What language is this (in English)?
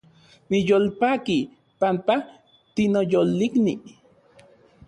Central Puebla Nahuatl